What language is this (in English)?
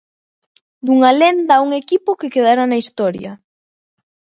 Galician